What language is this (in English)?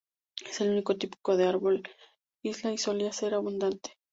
Spanish